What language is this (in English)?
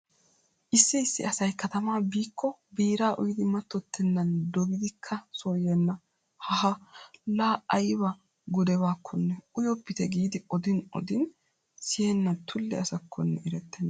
Wolaytta